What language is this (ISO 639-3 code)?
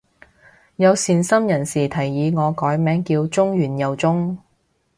yue